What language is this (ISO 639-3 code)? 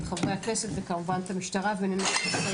heb